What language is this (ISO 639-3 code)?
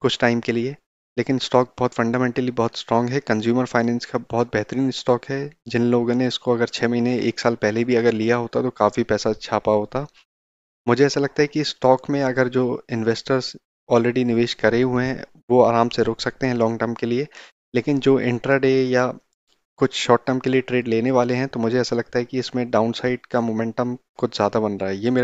hin